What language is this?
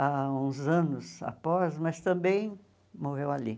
Portuguese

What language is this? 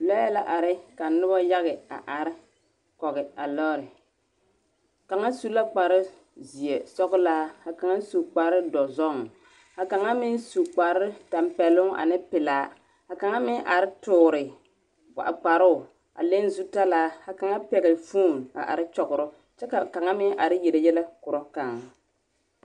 Southern Dagaare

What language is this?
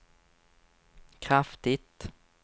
Swedish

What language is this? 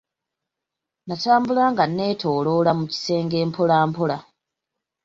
Ganda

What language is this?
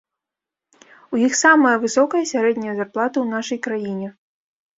Belarusian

